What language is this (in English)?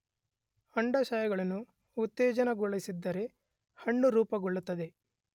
Kannada